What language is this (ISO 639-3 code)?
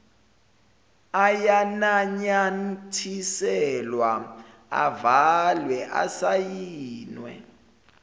zul